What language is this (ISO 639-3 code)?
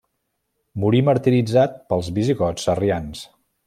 cat